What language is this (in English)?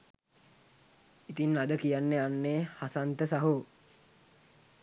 Sinhala